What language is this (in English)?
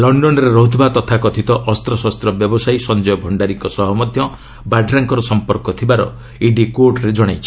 Odia